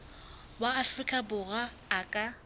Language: Southern Sotho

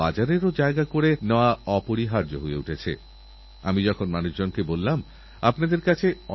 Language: Bangla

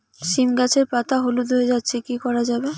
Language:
Bangla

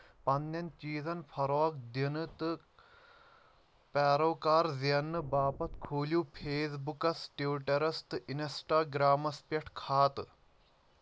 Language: Kashmiri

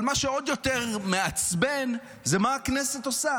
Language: Hebrew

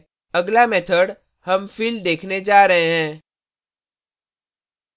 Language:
Hindi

